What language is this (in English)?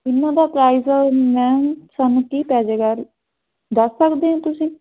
Punjabi